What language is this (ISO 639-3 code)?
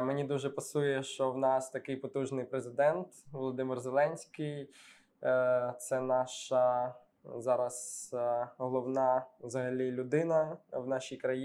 ukr